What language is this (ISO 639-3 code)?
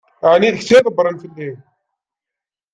kab